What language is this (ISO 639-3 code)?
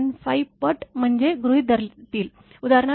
mar